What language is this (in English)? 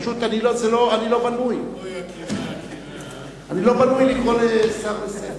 Hebrew